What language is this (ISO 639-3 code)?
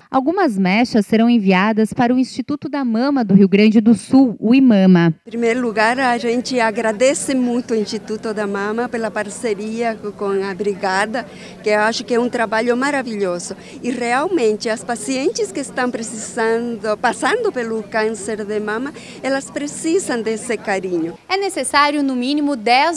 por